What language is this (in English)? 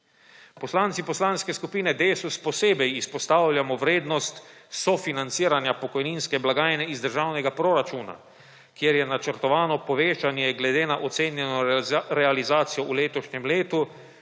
Slovenian